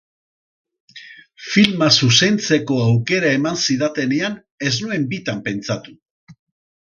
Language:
Basque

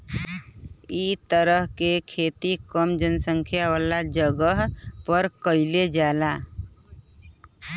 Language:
Bhojpuri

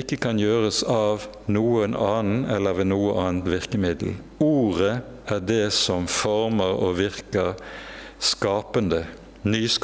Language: Norwegian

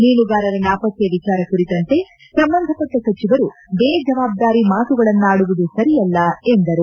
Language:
Kannada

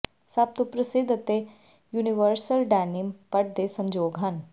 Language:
Punjabi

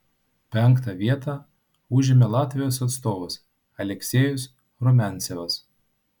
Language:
Lithuanian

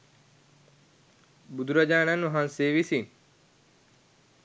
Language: Sinhala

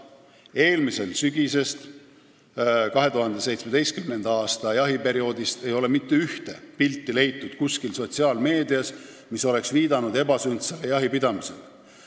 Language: Estonian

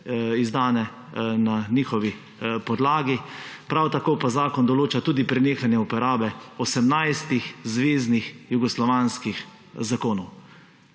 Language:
Slovenian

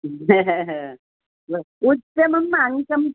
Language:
Sanskrit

